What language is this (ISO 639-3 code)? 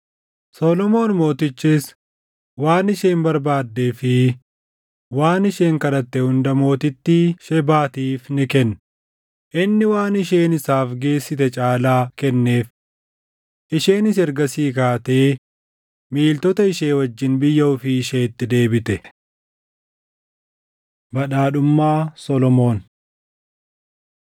orm